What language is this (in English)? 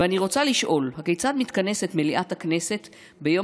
Hebrew